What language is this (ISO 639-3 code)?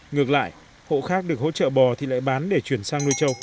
vie